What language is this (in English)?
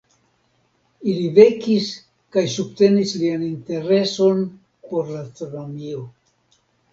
Esperanto